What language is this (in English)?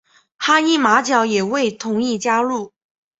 Chinese